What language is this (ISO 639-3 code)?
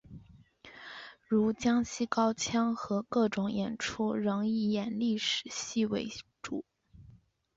zho